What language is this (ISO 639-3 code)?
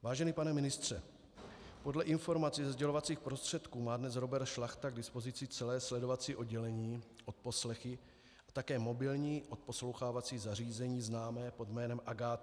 ces